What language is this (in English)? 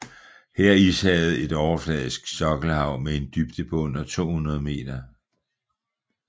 Danish